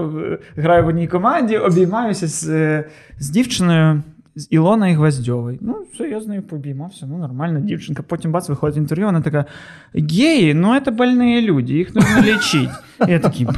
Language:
Ukrainian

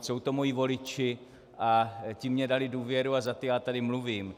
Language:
Czech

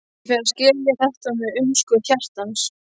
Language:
Icelandic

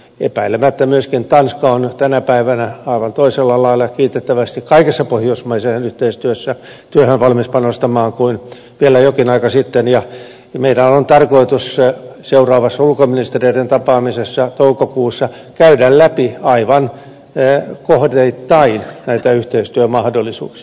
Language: Finnish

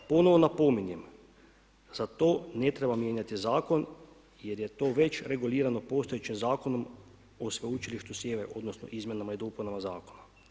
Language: Croatian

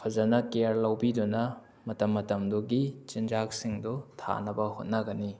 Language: Manipuri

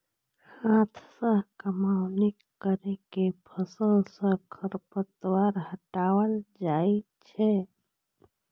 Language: Maithili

